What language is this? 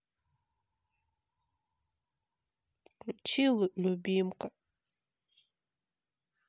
Russian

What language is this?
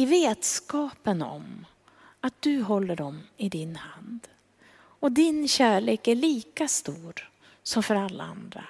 Swedish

